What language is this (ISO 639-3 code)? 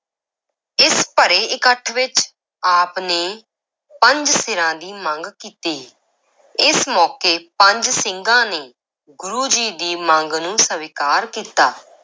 pan